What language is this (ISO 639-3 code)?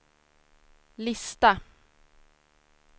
swe